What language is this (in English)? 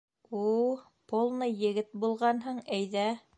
Bashkir